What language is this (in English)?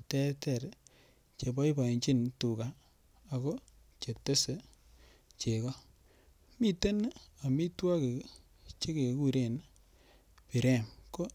Kalenjin